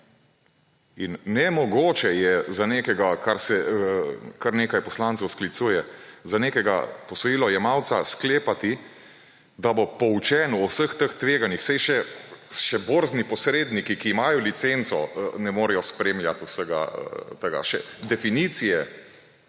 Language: Slovenian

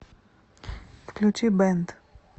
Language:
Russian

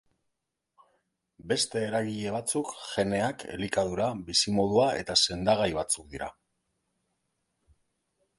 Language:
Basque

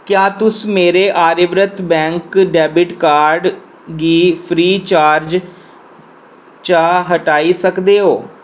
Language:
Dogri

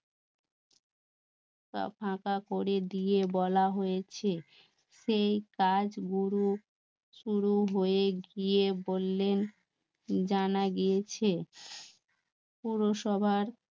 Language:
Bangla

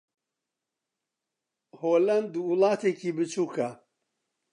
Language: Central Kurdish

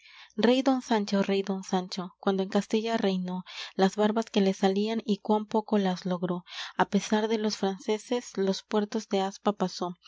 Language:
Spanish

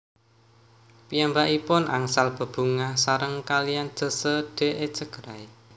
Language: Javanese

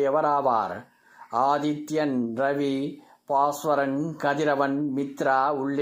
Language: Tamil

